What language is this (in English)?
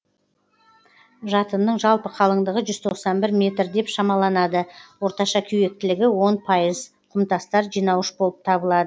Kazakh